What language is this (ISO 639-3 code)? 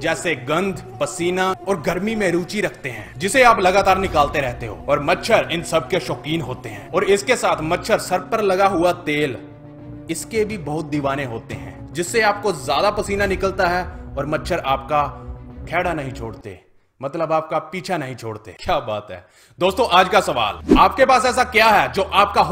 hin